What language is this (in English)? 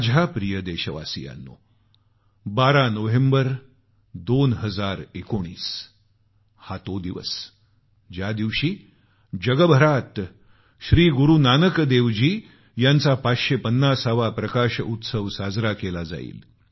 Marathi